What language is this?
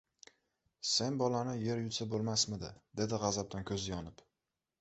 Uzbek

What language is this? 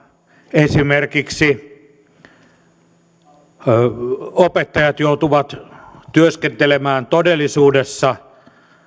Finnish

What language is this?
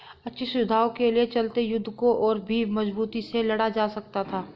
Hindi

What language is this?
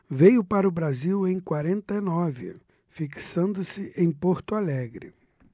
Portuguese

